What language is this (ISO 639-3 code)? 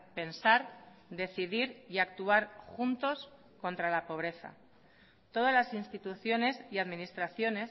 spa